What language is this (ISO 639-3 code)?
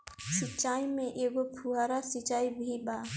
bho